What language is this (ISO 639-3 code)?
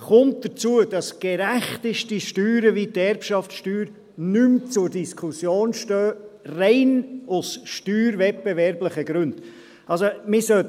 gsw